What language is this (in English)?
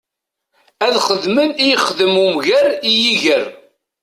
Kabyle